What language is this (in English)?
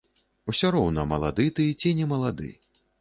Belarusian